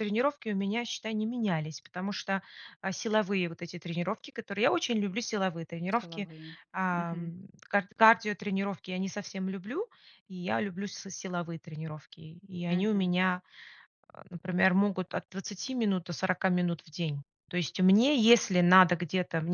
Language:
Russian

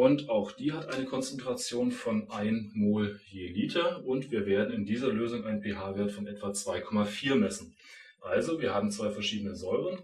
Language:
German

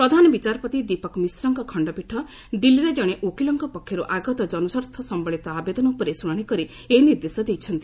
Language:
Odia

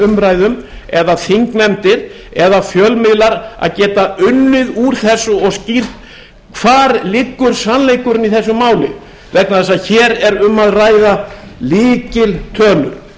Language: Icelandic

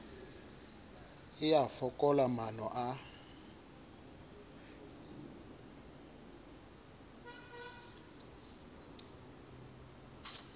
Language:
Southern Sotho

